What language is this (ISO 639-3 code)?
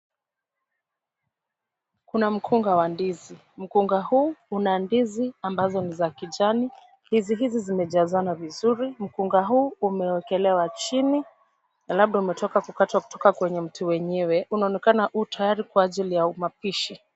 swa